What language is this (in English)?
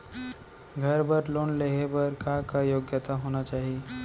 Chhattisgarhi